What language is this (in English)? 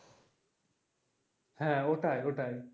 Bangla